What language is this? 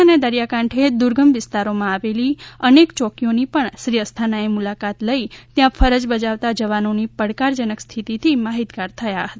Gujarati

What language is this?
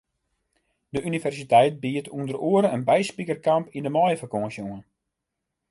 Western Frisian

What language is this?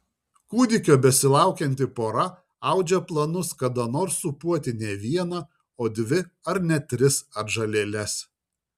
Lithuanian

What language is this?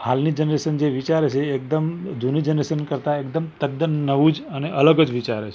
Gujarati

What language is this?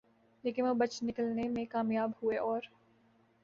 Urdu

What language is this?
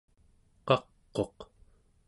Central Yupik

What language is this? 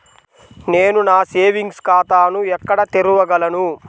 Telugu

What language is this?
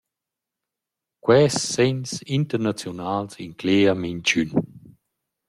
Romansh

